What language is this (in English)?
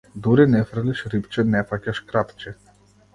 Macedonian